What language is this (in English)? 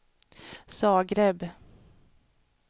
Swedish